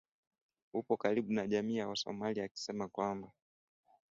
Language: Swahili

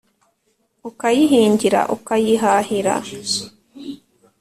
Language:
Kinyarwanda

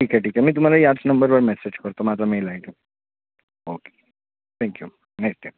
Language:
Marathi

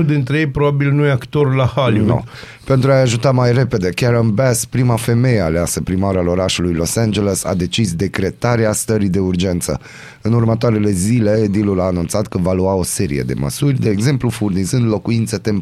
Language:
Romanian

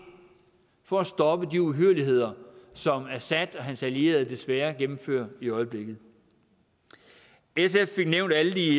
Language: Danish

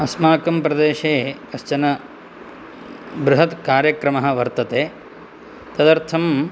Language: Sanskrit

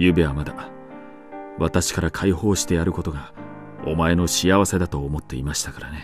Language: Japanese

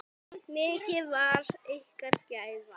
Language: Icelandic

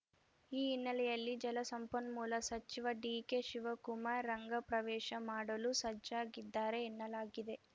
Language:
Kannada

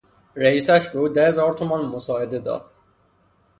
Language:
Persian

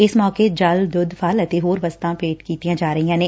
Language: Punjabi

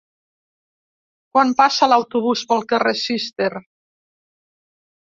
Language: Catalan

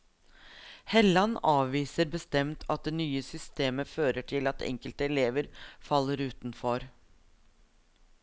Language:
Norwegian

